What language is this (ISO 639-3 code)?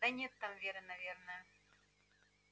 rus